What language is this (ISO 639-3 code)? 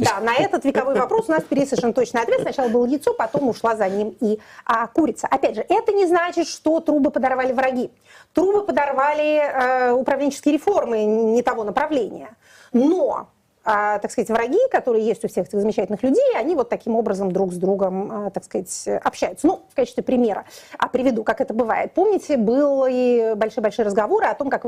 rus